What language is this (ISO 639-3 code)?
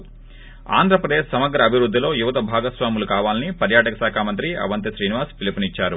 tel